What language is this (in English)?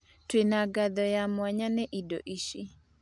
Kikuyu